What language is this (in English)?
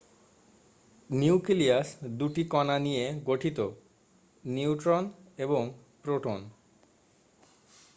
Bangla